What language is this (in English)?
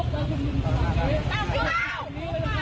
Thai